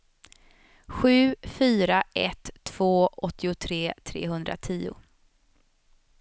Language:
Swedish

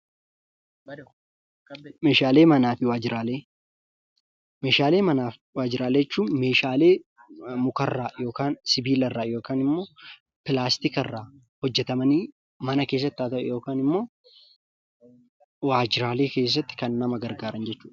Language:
Oromo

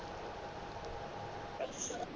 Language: Punjabi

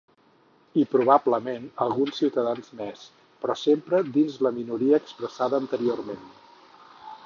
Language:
Catalan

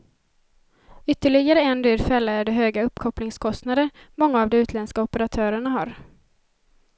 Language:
Swedish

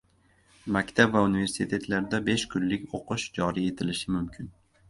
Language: Uzbek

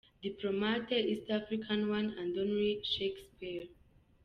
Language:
Kinyarwanda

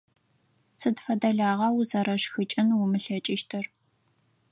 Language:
Adyghe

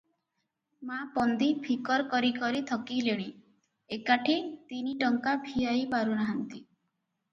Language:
Odia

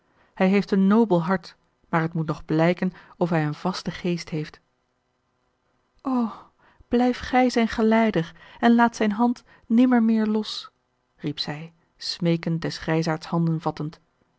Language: Dutch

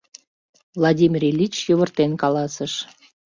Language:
Mari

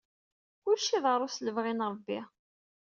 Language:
Kabyle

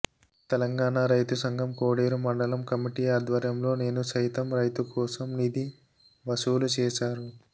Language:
Telugu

